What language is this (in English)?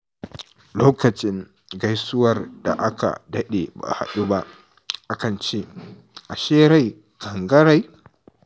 Hausa